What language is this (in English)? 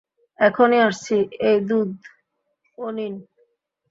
Bangla